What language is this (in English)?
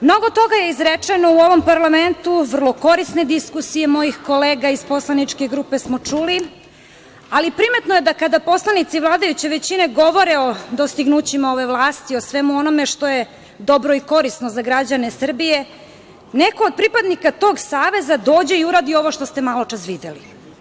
Serbian